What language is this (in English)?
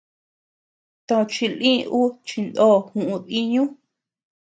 Tepeuxila Cuicatec